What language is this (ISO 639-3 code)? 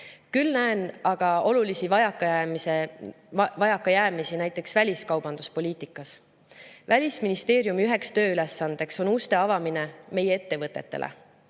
est